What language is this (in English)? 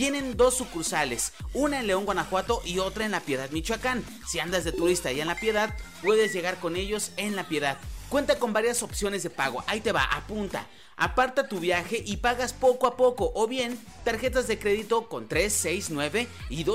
Spanish